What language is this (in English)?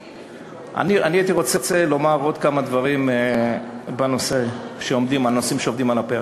Hebrew